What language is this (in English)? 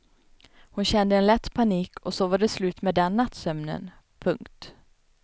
Swedish